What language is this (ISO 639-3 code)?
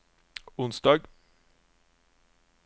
nor